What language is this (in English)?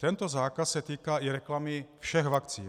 Czech